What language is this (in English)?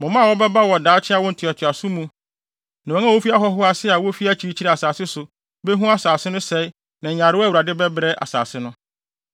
Akan